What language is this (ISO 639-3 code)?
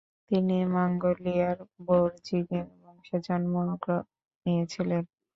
ben